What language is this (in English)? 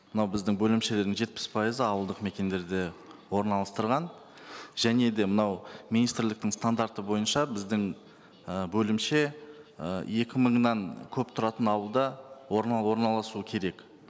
Kazakh